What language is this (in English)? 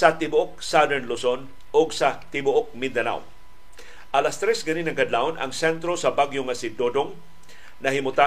Filipino